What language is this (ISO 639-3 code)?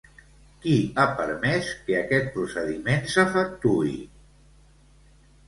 cat